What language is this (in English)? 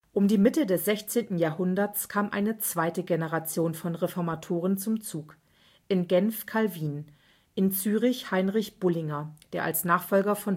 German